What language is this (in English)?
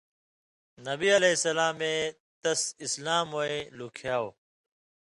Indus Kohistani